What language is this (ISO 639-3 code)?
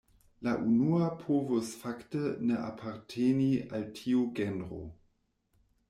epo